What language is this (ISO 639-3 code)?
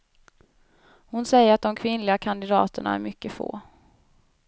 swe